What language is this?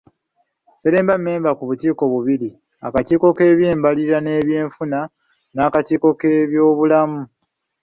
Ganda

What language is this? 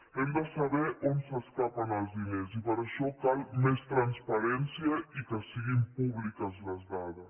Catalan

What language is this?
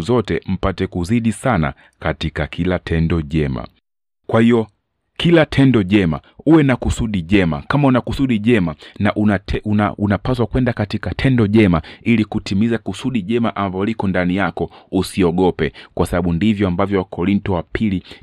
Swahili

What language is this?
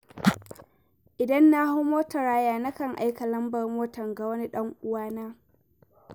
Hausa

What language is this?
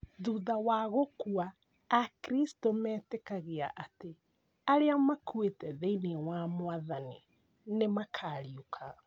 Kikuyu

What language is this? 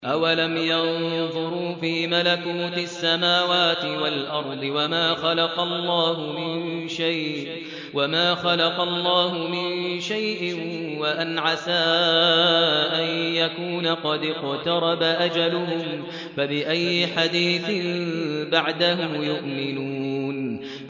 Arabic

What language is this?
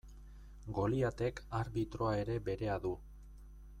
Basque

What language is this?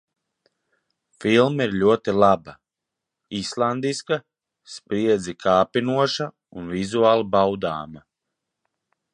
Latvian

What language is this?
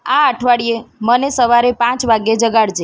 Gujarati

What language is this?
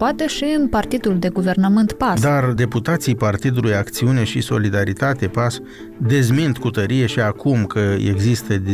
Romanian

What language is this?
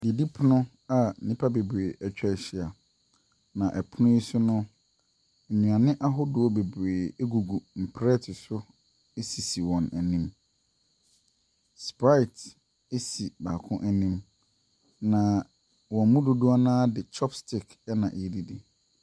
Akan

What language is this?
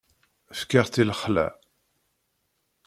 Kabyle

